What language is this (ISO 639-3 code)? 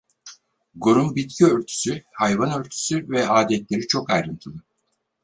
tur